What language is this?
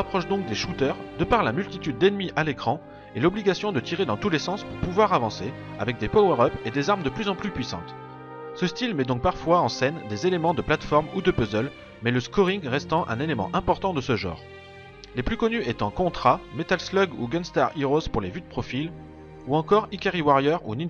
French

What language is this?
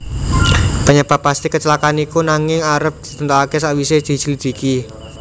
Javanese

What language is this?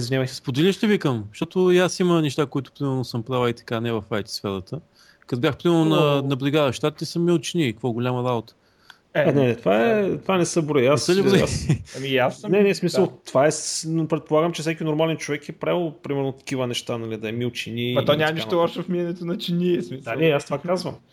Bulgarian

